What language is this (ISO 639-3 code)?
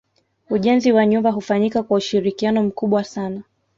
swa